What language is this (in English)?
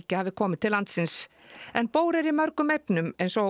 Icelandic